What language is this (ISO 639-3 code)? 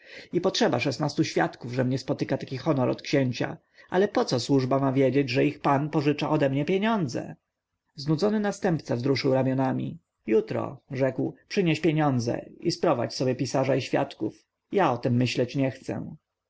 pol